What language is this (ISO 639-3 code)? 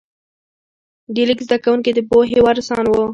pus